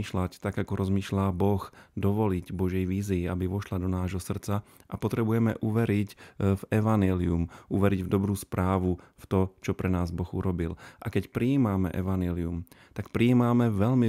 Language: Czech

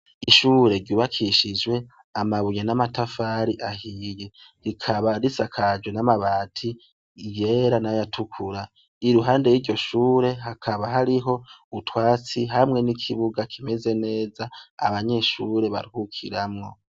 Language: Rundi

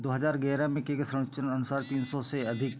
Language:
Hindi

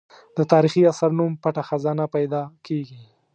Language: Pashto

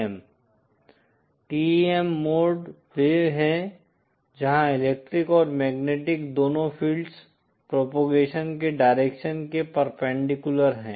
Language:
Hindi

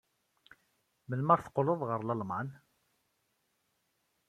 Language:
Kabyle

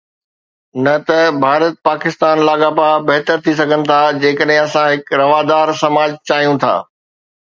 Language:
Sindhi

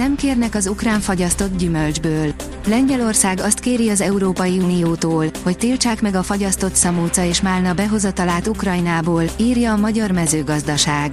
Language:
Hungarian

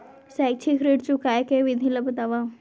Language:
Chhattisgarhi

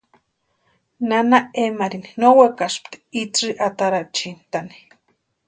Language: Western Highland Purepecha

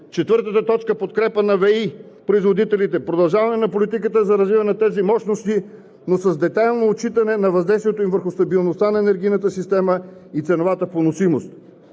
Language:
Bulgarian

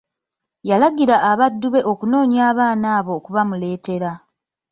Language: Ganda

